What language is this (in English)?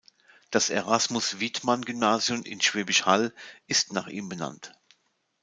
German